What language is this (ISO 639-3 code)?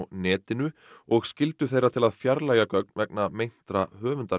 isl